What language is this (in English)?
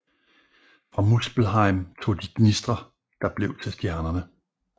Danish